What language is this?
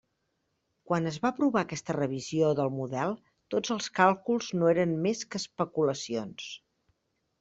Catalan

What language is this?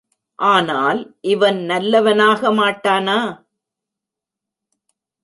Tamil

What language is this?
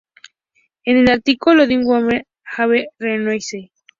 Spanish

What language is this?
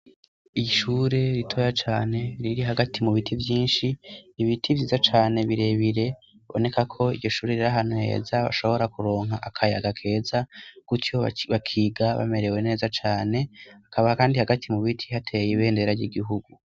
Rundi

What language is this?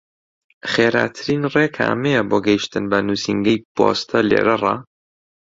Central Kurdish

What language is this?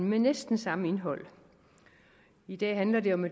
Danish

